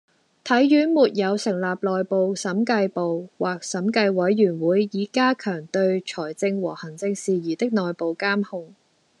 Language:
Cantonese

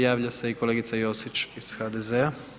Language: Croatian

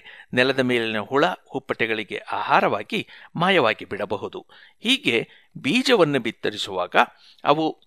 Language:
Kannada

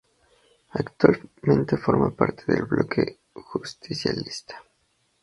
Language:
Spanish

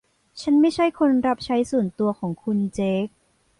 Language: Thai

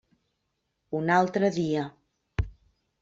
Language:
Catalan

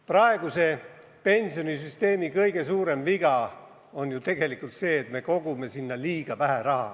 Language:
Estonian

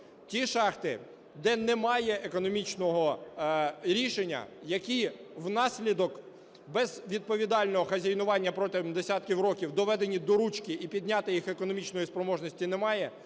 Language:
Ukrainian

